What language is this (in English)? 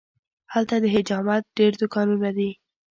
Pashto